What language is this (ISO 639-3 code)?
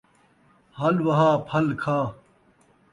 skr